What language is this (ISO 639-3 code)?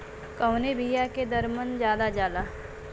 bho